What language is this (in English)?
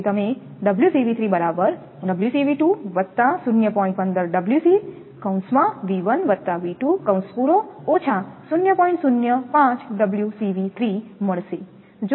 Gujarati